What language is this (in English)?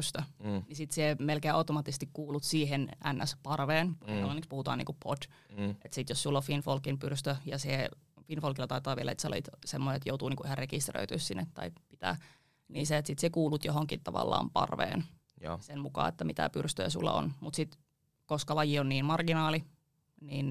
Finnish